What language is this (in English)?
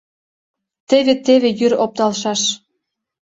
Mari